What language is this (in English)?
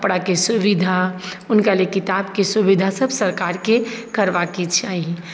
Maithili